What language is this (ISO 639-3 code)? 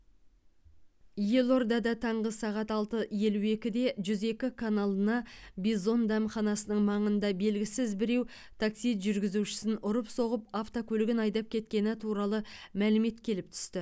kaz